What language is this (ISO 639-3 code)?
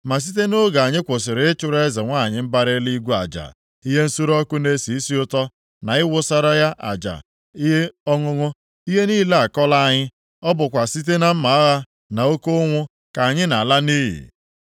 ibo